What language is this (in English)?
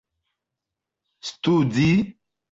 Esperanto